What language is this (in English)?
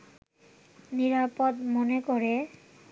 Bangla